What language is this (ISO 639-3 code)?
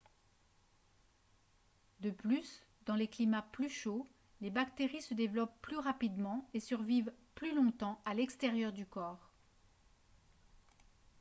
fra